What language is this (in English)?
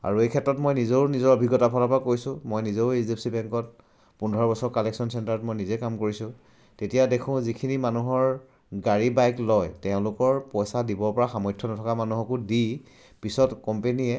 Assamese